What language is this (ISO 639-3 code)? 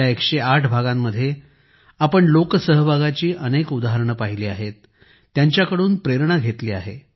mar